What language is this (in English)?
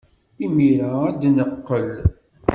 Kabyle